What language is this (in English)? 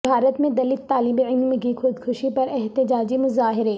Urdu